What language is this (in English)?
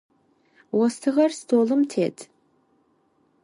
Adyghe